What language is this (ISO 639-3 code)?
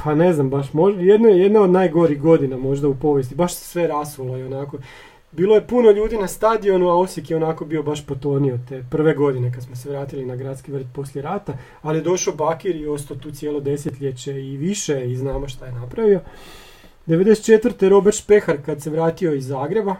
hrv